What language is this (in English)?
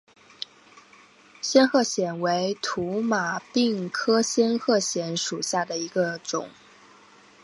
Chinese